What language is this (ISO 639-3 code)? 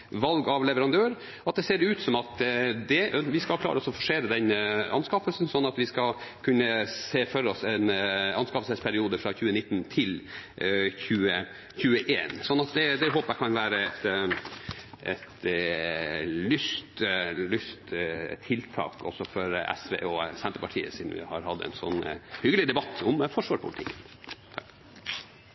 nob